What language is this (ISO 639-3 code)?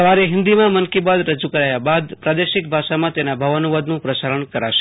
guj